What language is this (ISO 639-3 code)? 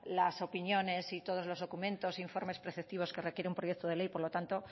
spa